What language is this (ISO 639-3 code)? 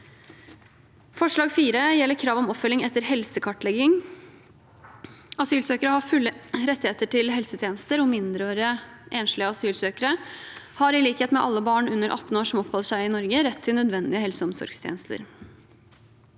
nor